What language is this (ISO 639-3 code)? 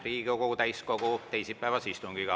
est